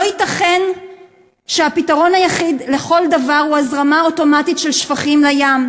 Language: Hebrew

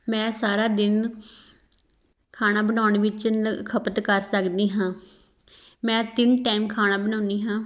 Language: Punjabi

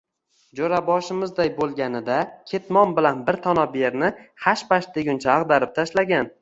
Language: Uzbek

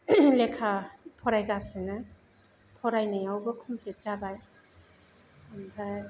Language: Bodo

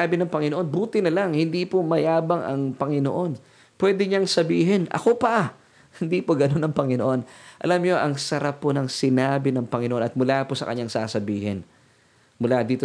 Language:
Filipino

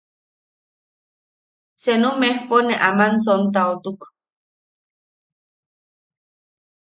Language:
Yaqui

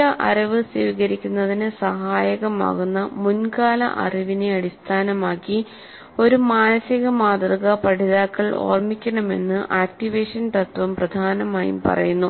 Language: Malayalam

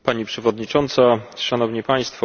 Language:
Polish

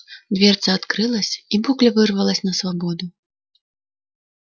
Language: Russian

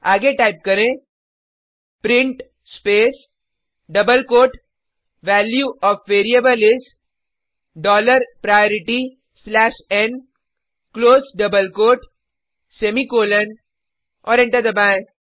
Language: Hindi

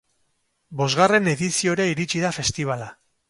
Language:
Basque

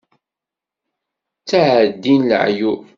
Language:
Kabyle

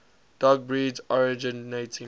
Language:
English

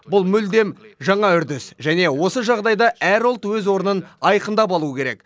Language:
Kazakh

